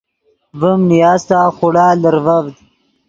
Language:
Yidgha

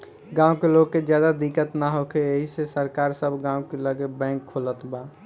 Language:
Bhojpuri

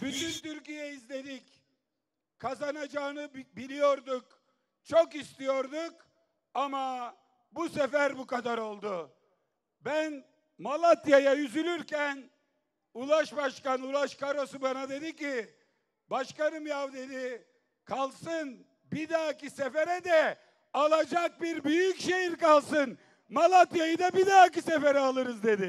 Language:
Turkish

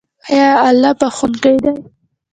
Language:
Pashto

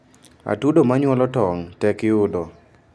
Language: Luo (Kenya and Tanzania)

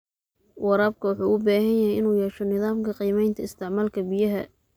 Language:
Somali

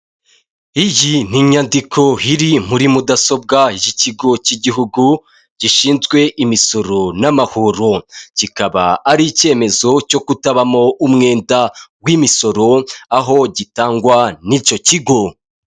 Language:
Kinyarwanda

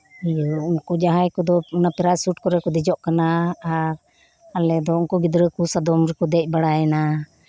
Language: Santali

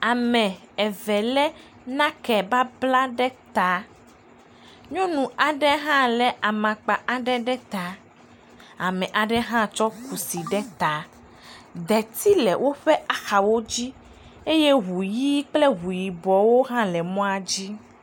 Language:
Ewe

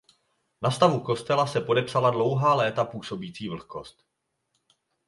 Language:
Czech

